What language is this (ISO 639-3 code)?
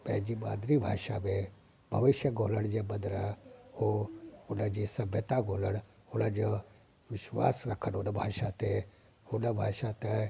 snd